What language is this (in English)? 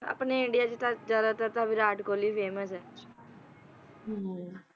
Punjabi